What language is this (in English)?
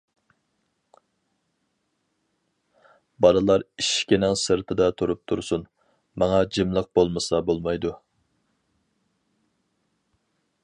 Uyghur